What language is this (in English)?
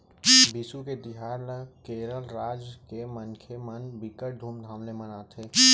Chhattisgarhi